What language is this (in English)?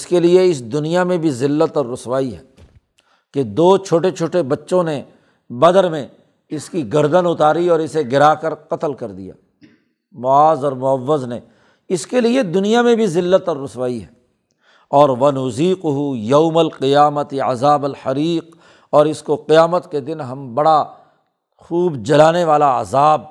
Urdu